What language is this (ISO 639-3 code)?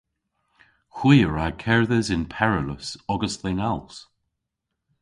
cor